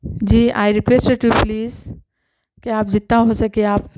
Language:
Urdu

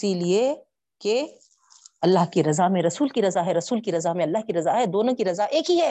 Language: Urdu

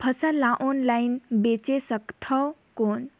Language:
Chhattisgarhi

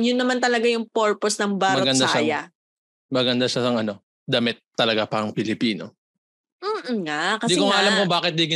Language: Filipino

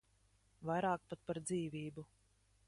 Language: Latvian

